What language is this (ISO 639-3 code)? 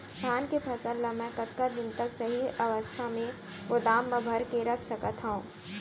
hne